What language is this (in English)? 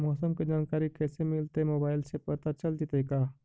Magahi